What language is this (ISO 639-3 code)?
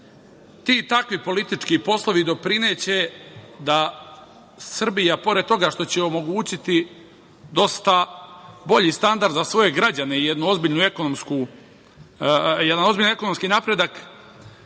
srp